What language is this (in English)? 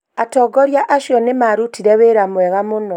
Kikuyu